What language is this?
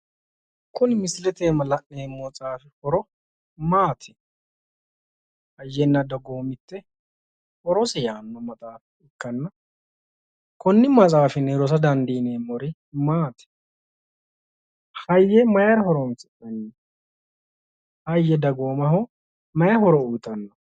Sidamo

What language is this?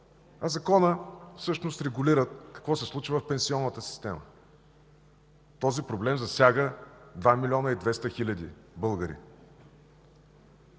Bulgarian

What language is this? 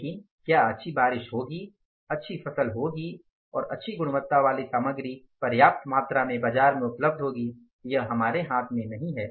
Hindi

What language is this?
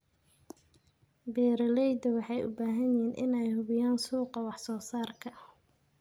Somali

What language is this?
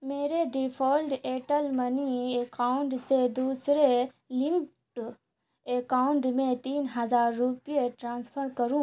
Urdu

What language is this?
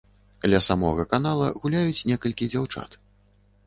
Belarusian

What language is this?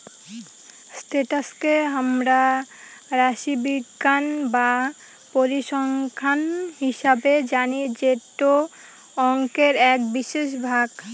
Bangla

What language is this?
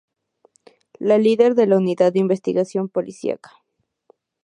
Spanish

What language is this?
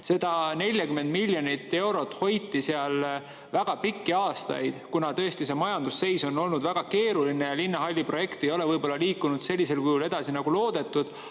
Estonian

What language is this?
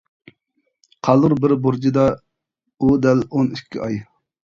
Uyghur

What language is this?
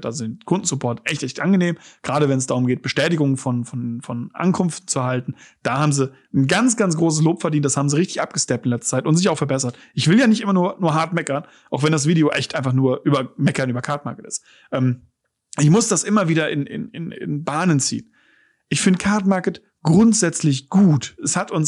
German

